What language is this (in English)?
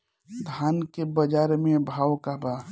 Bhojpuri